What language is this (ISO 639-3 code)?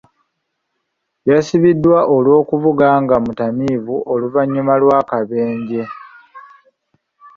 lug